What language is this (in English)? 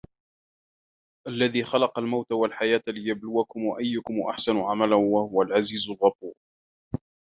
Arabic